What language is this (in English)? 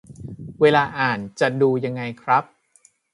Thai